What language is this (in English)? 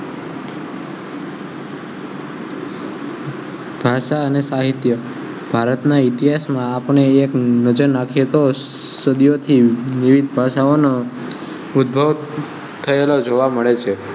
Gujarati